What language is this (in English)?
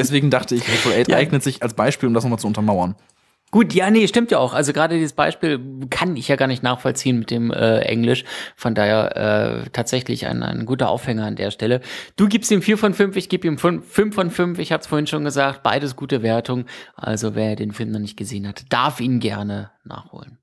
German